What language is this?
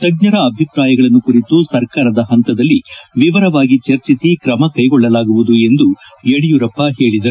Kannada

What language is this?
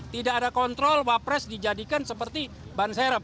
Indonesian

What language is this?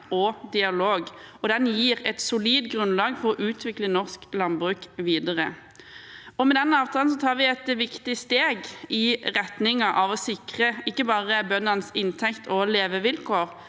Norwegian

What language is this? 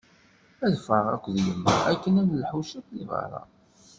Kabyle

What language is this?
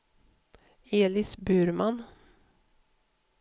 Swedish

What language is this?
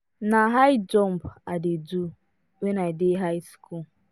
Nigerian Pidgin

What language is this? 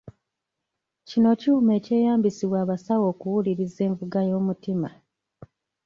Ganda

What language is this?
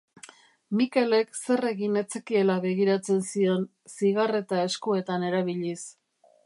Basque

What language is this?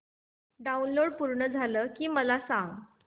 Marathi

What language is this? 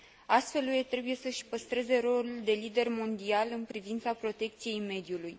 Romanian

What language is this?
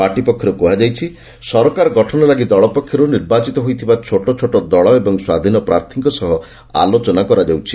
Odia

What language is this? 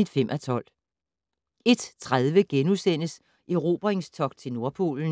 Danish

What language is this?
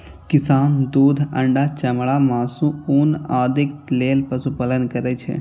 Maithili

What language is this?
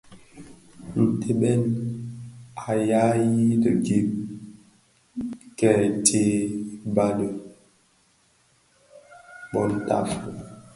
Bafia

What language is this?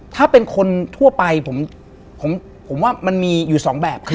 Thai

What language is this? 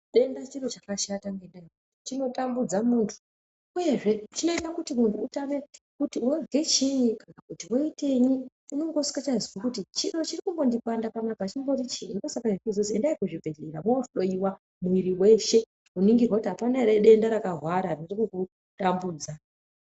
Ndau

